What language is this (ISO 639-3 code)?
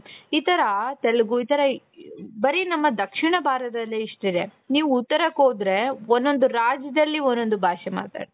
kan